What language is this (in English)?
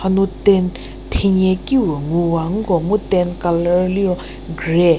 Angami Naga